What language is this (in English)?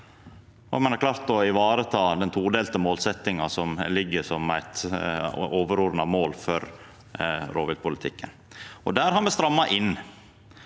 Norwegian